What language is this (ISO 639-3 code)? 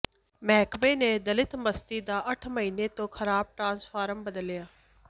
pan